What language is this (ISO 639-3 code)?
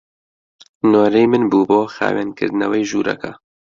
ckb